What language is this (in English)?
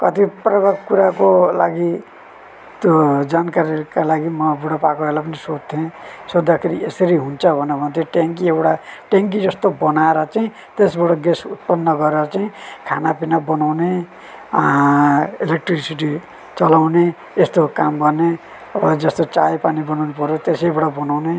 Nepali